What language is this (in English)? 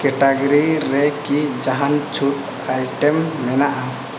Santali